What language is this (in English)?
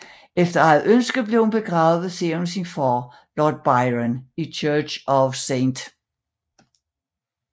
Danish